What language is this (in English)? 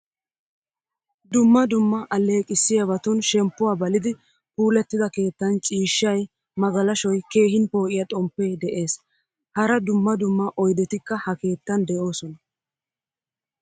Wolaytta